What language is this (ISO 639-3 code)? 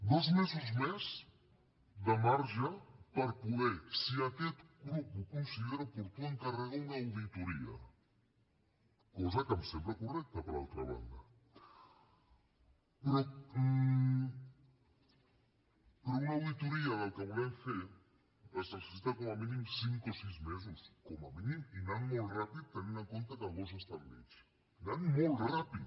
cat